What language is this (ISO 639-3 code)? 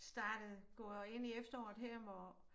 dan